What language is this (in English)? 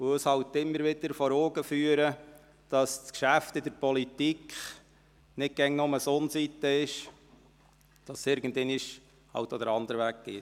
Swiss German